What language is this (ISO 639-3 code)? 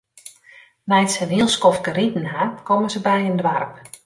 fry